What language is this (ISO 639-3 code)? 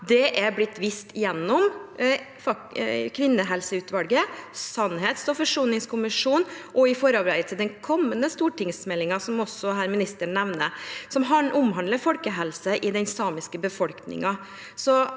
nor